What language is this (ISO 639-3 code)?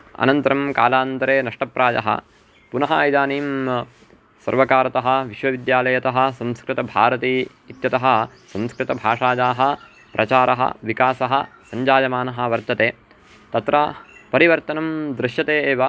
san